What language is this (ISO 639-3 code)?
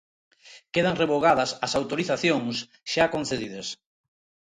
glg